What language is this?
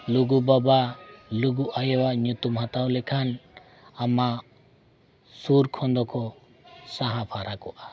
Santali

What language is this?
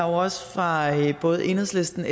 Danish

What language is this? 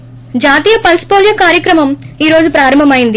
Telugu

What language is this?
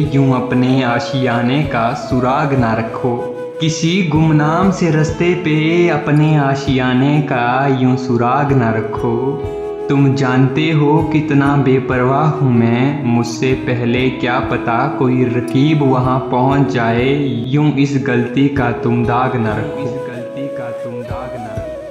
Hindi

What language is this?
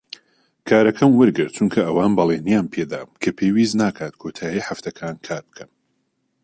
Central Kurdish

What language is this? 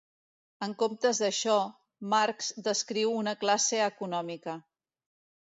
Catalan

